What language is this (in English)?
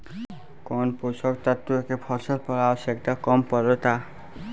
Bhojpuri